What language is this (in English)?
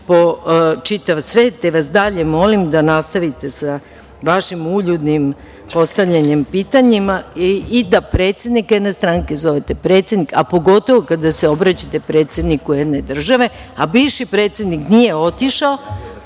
Serbian